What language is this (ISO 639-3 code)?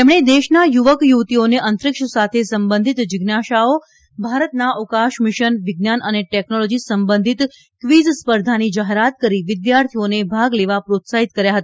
guj